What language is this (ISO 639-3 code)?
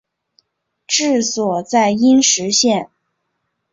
zho